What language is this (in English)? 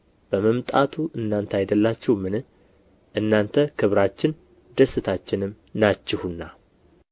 Amharic